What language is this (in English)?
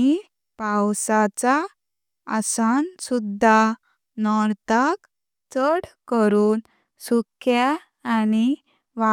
Konkani